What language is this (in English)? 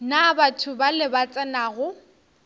Northern Sotho